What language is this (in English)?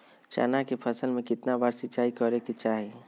Magahi